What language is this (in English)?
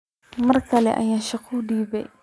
Somali